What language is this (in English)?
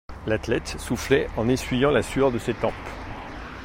French